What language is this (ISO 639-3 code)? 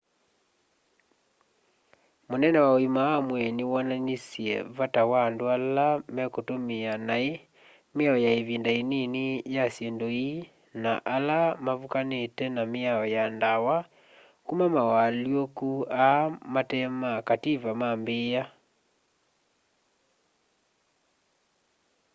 kam